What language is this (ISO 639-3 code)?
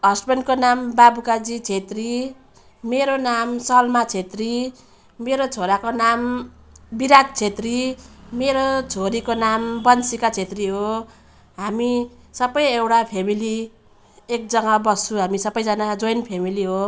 nep